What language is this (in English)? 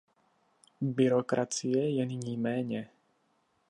Czech